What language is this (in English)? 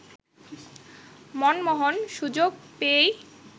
Bangla